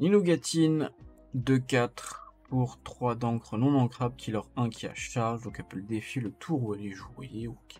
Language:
French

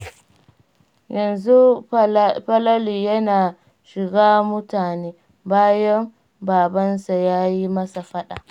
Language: Hausa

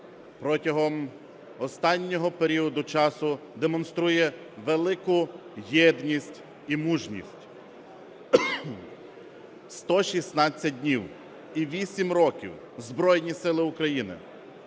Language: Ukrainian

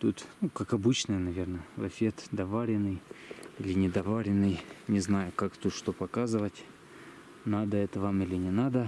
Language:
Russian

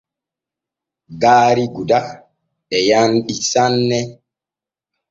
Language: Borgu Fulfulde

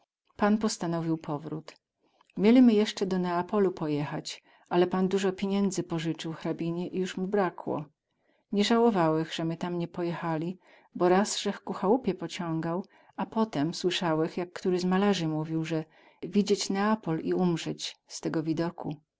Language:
Polish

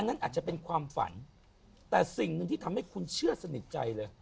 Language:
Thai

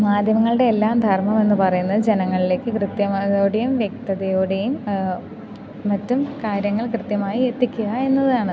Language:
Malayalam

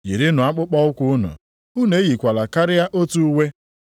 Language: Igbo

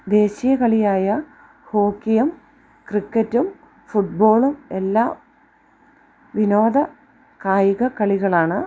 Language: Malayalam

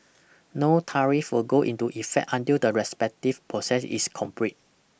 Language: English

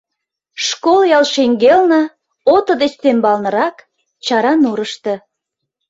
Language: Mari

